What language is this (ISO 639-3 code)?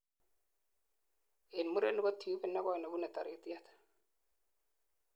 kln